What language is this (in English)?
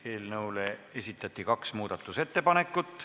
Estonian